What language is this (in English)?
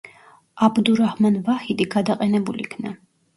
Georgian